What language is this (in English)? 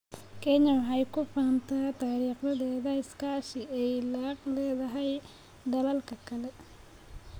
Somali